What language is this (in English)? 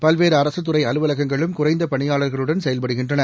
Tamil